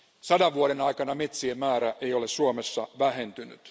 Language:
Finnish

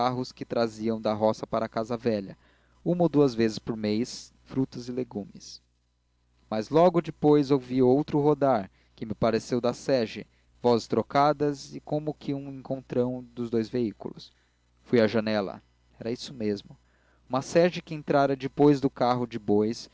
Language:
Portuguese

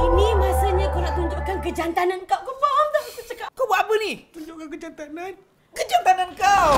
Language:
Malay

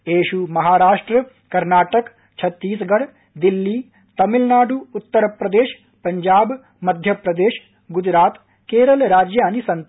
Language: Sanskrit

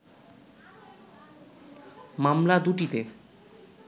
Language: Bangla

